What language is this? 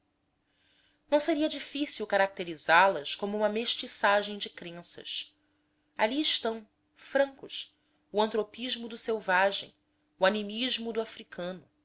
Portuguese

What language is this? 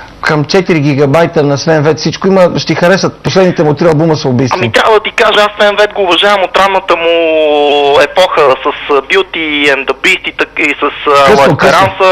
Bulgarian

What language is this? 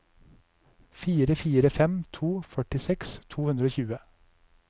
Norwegian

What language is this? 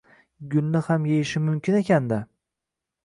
Uzbek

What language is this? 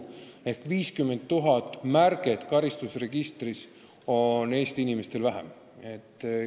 Estonian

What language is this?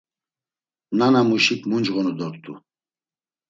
Laz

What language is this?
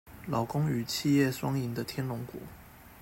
Chinese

